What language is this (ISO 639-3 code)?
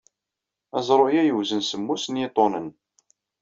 kab